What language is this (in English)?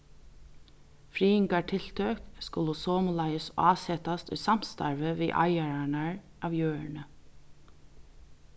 Faroese